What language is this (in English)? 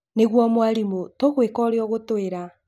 Kikuyu